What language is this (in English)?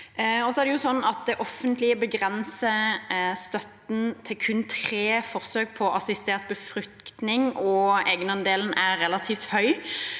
Norwegian